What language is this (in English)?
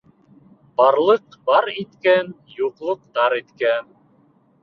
Bashkir